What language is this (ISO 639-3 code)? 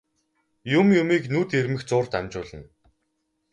mon